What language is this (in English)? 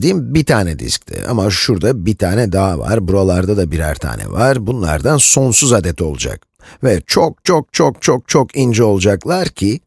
Turkish